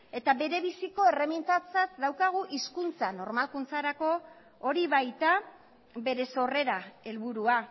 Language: Basque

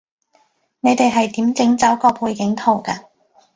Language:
Cantonese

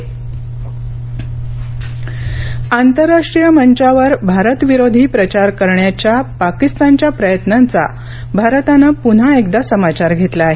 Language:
Marathi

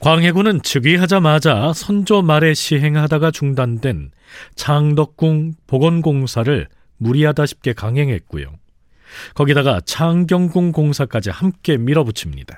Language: Korean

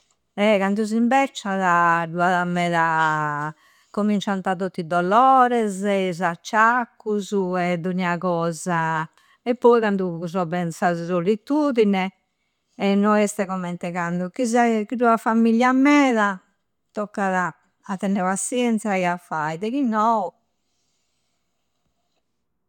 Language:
Campidanese Sardinian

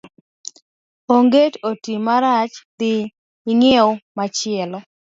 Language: Luo (Kenya and Tanzania)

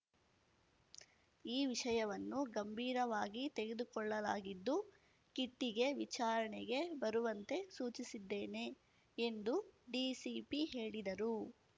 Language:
Kannada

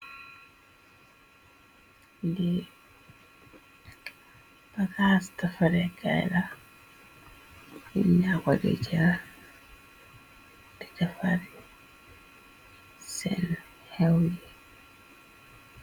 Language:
Wolof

